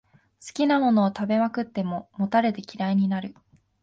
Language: Japanese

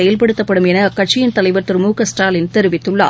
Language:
Tamil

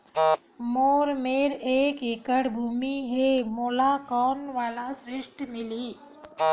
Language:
Chhattisgarhi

